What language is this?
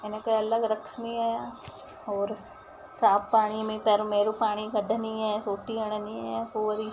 Sindhi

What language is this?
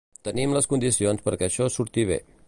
Catalan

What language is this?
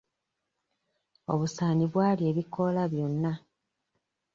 Ganda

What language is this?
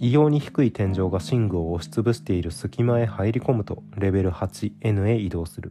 Japanese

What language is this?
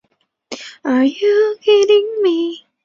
Chinese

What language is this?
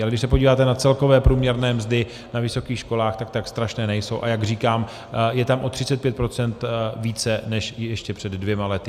Czech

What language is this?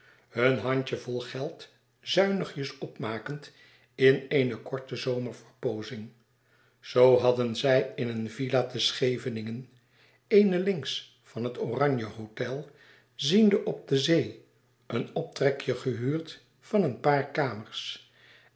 Dutch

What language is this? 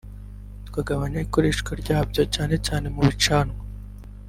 Kinyarwanda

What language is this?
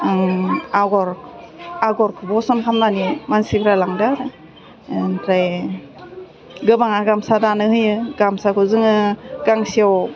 Bodo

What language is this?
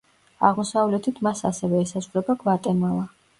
Georgian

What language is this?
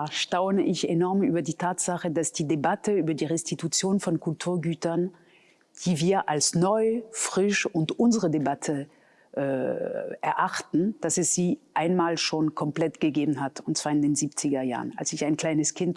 German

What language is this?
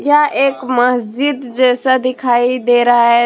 Hindi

